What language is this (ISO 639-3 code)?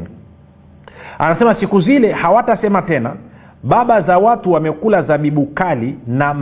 swa